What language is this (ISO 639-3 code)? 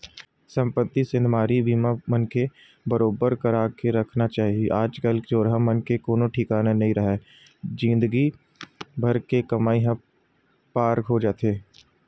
hne